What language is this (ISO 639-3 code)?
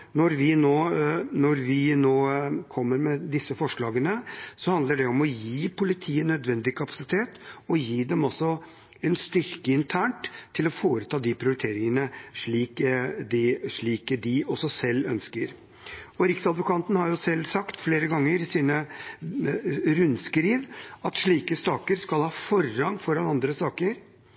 nob